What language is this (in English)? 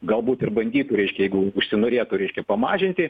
Lithuanian